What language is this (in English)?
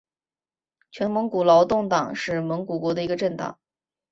Chinese